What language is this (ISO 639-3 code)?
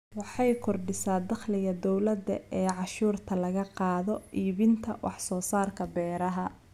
som